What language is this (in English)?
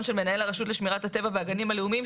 Hebrew